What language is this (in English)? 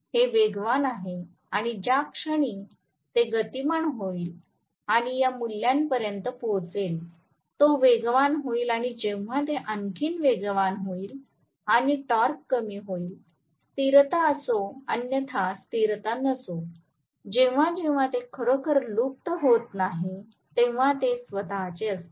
Marathi